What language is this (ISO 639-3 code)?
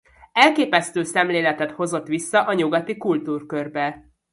hun